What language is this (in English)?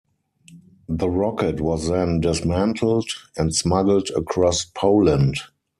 English